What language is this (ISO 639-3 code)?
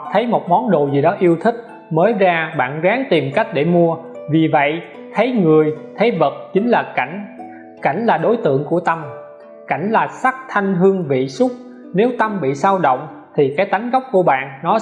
vie